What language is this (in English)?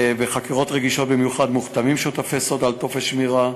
Hebrew